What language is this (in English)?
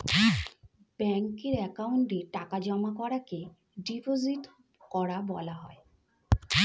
Bangla